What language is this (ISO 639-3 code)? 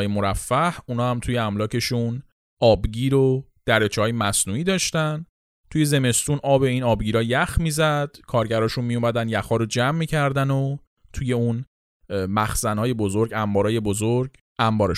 fas